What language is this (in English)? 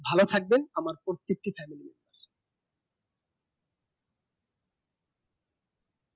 Bangla